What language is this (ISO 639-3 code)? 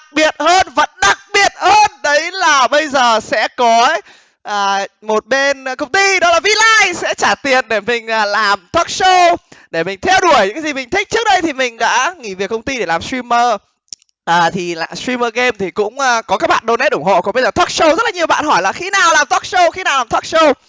vie